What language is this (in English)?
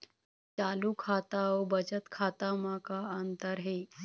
Chhattisgarhi